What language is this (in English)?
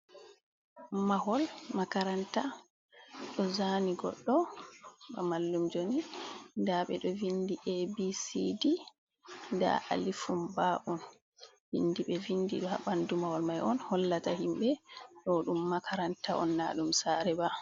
Fula